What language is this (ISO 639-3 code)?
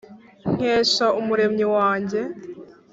kin